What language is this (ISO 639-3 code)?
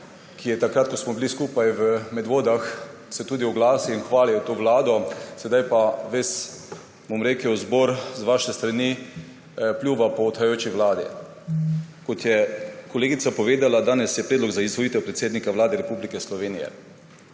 slv